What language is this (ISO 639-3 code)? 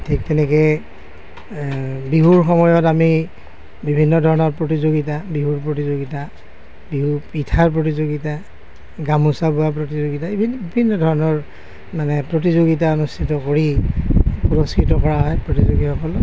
asm